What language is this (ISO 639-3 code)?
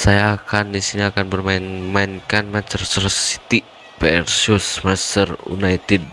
ind